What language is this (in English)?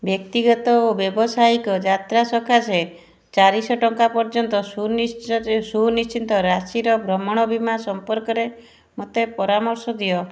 Odia